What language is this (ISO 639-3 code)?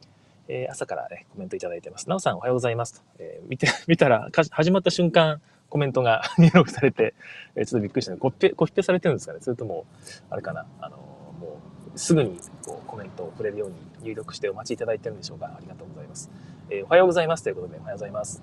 jpn